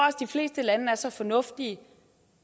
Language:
Danish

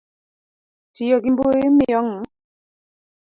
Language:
Luo (Kenya and Tanzania)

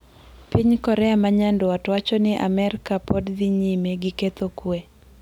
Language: Luo (Kenya and Tanzania)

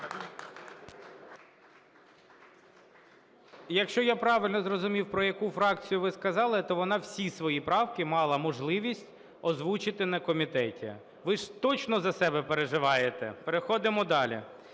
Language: Ukrainian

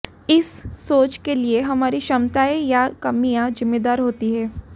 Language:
Hindi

